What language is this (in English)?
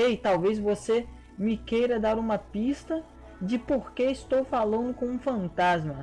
Portuguese